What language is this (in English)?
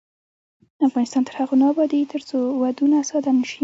Pashto